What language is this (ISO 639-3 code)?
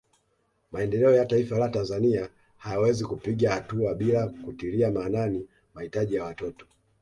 swa